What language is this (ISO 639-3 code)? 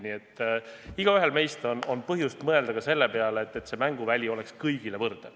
est